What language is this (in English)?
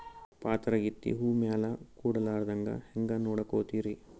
Kannada